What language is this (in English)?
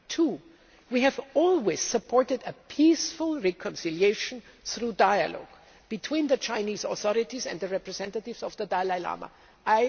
English